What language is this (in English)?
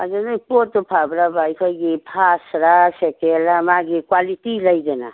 Manipuri